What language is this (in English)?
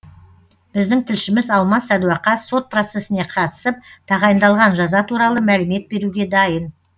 Kazakh